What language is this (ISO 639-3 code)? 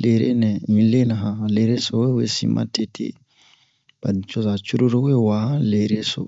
bmq